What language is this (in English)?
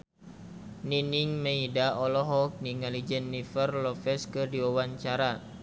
Sundanese